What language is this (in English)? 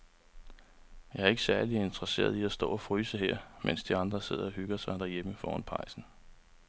Danish